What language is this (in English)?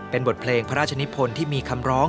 Thai